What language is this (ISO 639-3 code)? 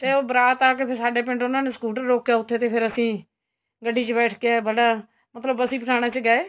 pan